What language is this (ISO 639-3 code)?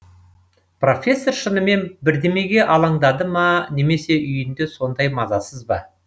kaz